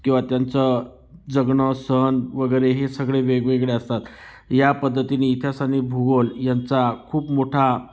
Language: Marathi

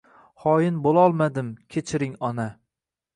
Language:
Uzbek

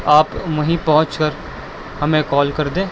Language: Urdu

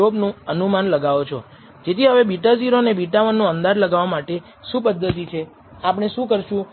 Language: Gujarati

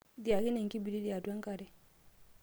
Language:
Masai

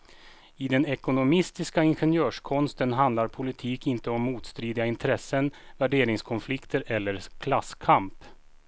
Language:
Swedish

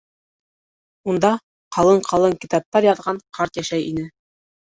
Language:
Bashkir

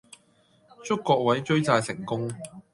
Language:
Cantonese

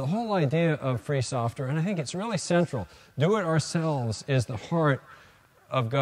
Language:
English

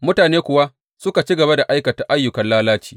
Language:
Hausa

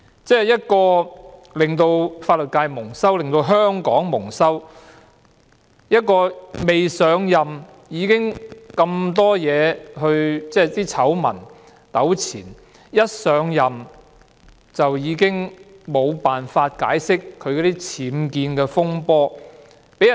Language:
Cantonese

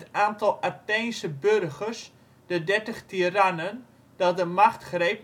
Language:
Dutch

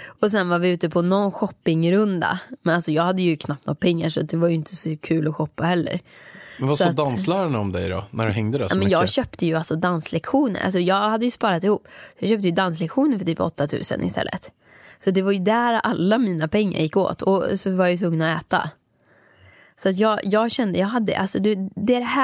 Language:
Swedish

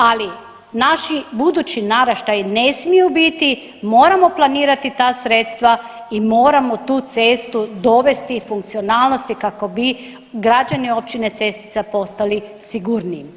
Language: Croatian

